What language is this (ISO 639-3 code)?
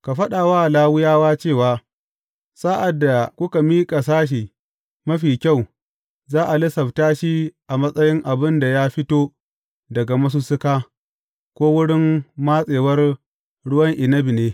hau